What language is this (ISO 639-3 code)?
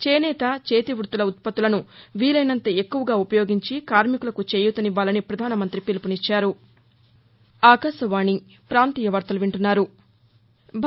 tel